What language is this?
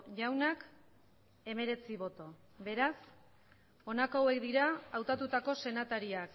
Basque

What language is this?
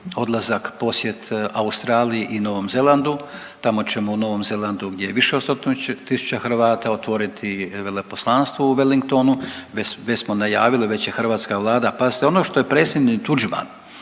Croatian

